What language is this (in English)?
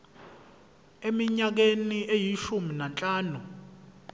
Zulu